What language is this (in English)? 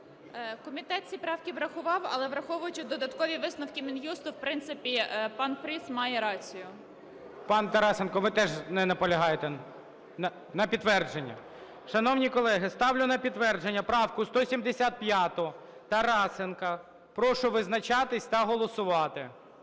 Ukrainian